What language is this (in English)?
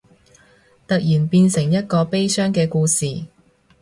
Cantonese